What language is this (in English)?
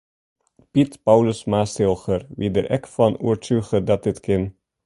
Western Frisian